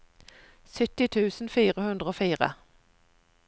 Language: Norwegian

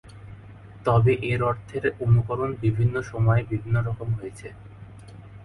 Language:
Bangla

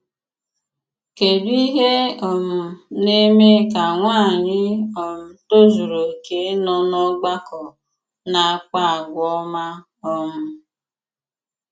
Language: Igbo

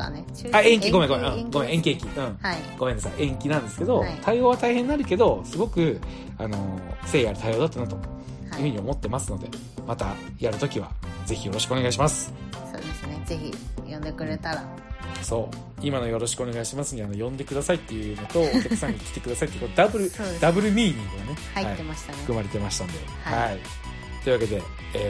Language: Japanese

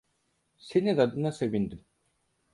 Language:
Turkish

